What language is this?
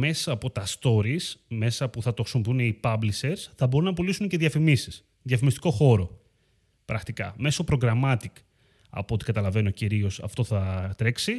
Greek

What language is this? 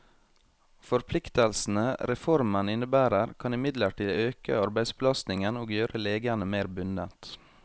Norwegian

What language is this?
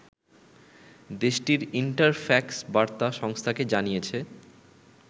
Bangla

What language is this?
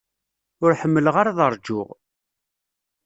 Kabyle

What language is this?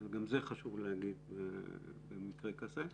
Hebrew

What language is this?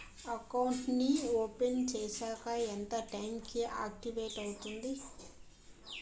Telugu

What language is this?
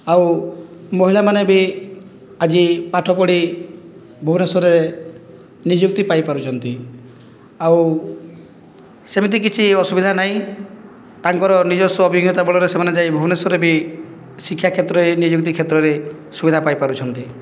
Odia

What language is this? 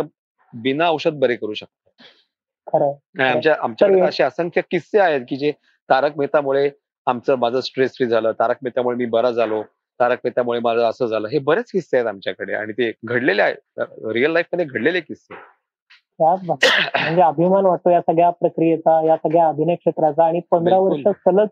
Marathi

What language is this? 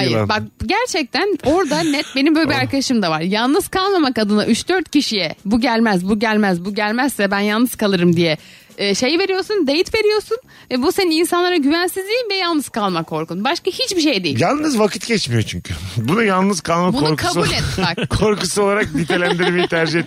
Turkish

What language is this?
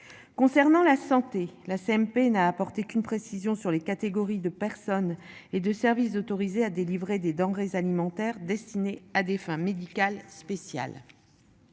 French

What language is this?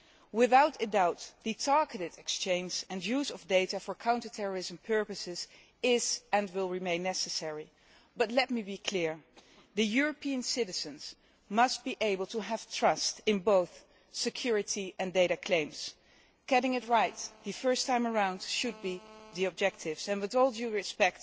English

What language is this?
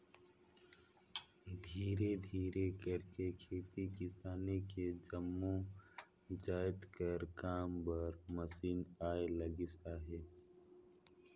Chhattisgarhi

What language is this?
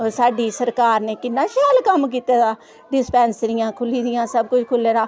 Dogri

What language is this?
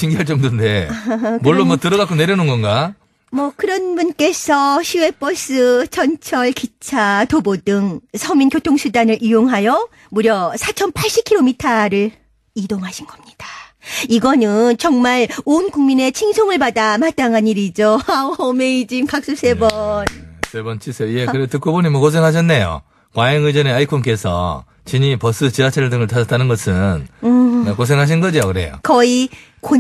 Korean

